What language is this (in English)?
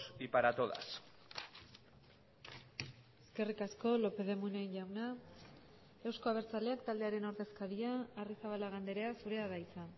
Basque